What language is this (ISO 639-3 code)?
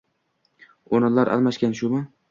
uzb